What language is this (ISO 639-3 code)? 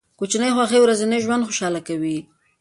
pus